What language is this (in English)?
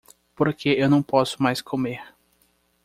Portuguese